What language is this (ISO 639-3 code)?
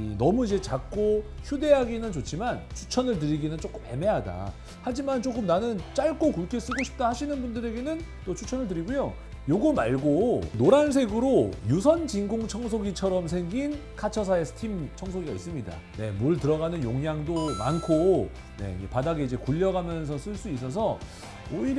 kor